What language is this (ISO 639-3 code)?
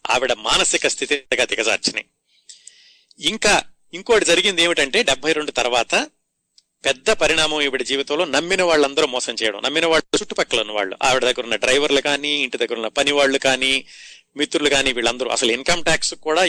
tel